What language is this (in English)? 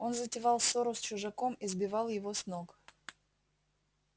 Russian